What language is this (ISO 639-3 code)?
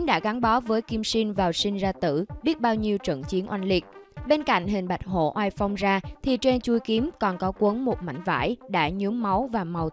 vie